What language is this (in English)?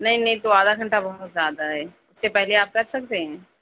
Urdu